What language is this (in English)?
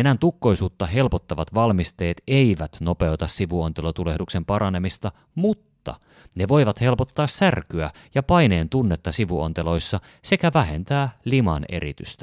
Finnish